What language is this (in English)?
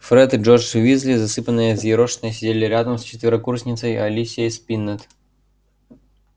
Russian